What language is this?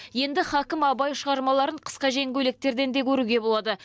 Kazakh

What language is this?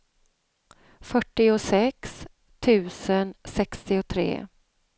Swedish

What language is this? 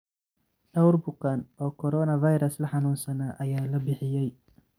Somali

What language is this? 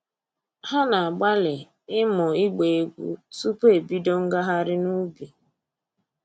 Igbo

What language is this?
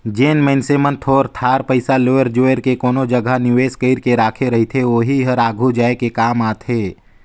Chhattisgarhi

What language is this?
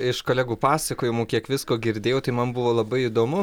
Lithuanian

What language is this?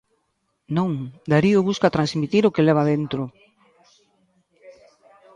Galician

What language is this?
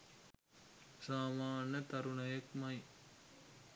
Sinhala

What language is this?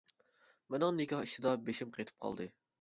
Uyghur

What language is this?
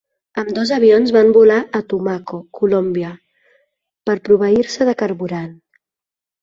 Catalan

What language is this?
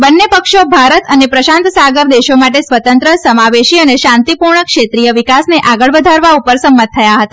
Gujarati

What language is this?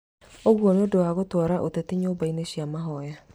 Kikuyu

